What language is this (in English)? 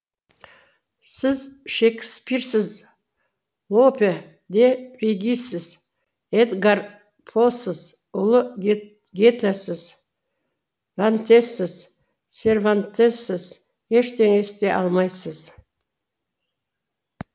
Kazakh